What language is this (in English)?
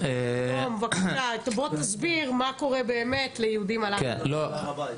Hebrew